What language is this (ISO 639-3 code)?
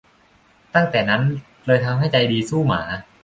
tha